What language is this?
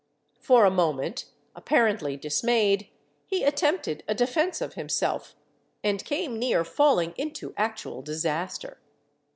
English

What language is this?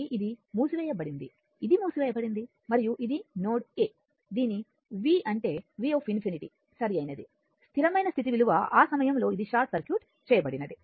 Telugu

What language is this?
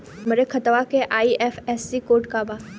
Bhojpuri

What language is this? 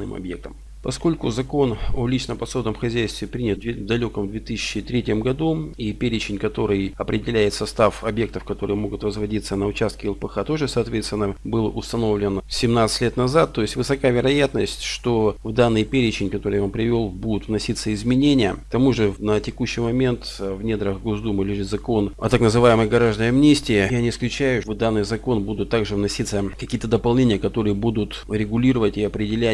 Russian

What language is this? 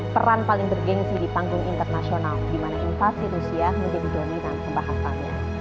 Indonesian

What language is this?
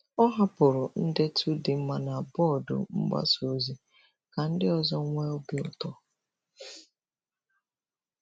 Igbo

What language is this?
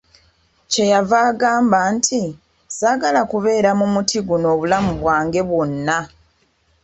Ganda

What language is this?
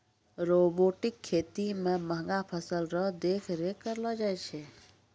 Maithili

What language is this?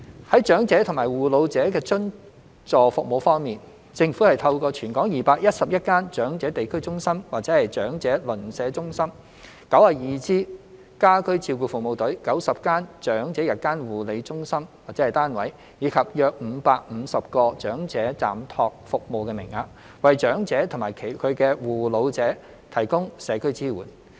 Cantonese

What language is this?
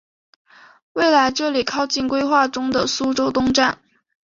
Chinese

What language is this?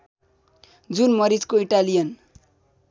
Nepali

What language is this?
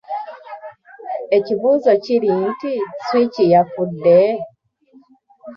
Ganda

